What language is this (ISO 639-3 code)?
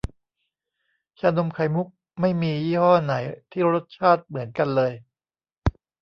tha